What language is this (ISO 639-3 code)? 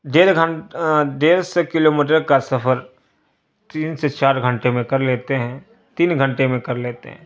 urd